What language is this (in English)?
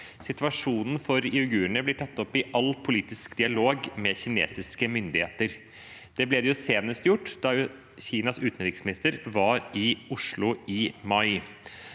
Norwegian